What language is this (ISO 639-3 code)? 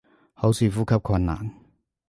yue